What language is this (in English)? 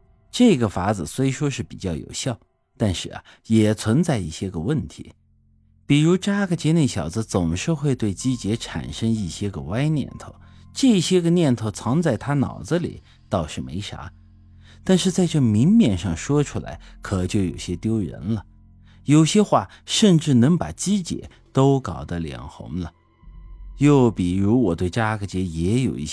Chinese